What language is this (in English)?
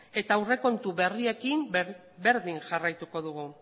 Basque